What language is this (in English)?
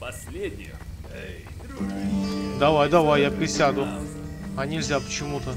Russian